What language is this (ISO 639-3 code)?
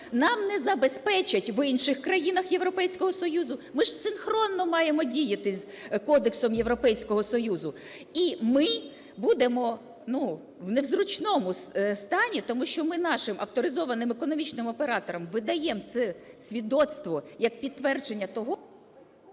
ukr